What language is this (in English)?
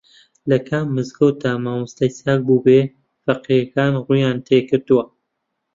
Central Kurdish